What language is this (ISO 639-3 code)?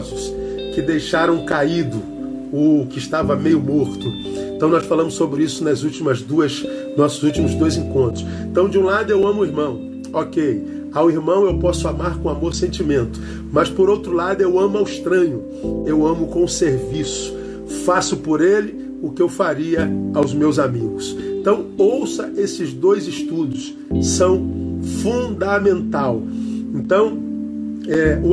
por